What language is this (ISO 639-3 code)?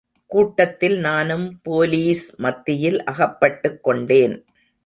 tam